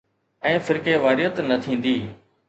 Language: Sindhi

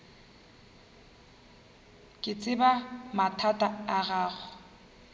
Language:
Northern Sotho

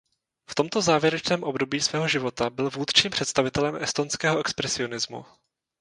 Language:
Czech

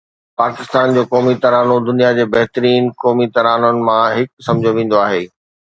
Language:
Sindhi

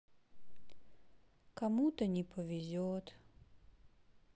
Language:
Russian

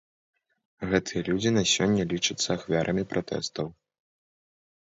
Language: Belarusian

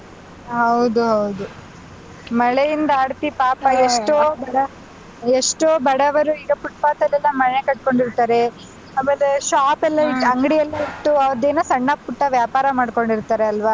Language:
Kannada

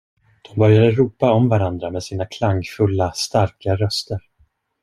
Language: Swedish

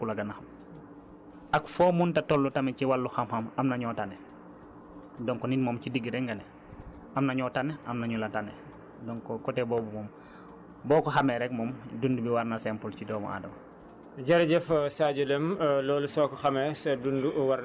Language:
Wolof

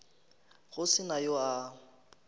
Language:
Northern Sotho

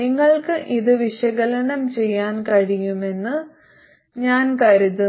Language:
Malayalam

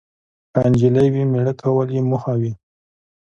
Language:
Pashto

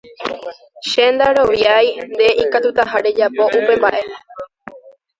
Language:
Guarani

